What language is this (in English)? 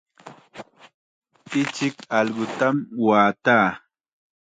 Chiquián Ancash Quechua